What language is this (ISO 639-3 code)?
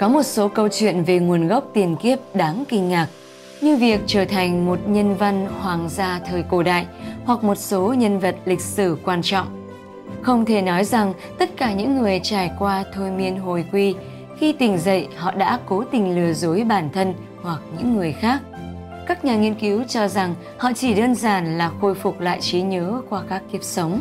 vie